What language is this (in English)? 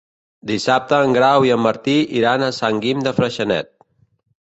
Catalan